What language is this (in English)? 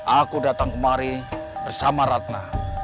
Indonesian